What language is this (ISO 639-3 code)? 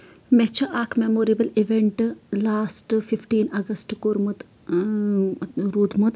kas